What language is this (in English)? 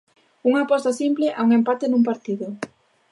Galician